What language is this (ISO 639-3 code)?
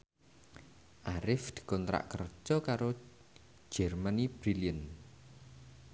jav